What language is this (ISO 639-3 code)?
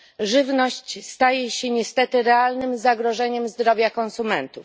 pol